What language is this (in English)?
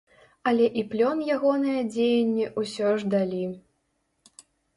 Belarusian